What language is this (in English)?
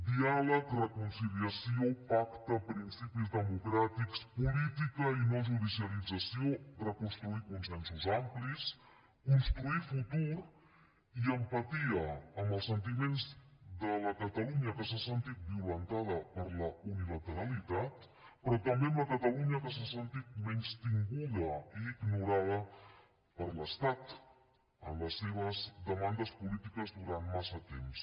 Catalan